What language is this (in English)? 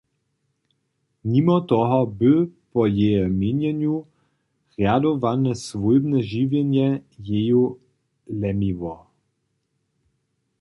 Upper Sorbian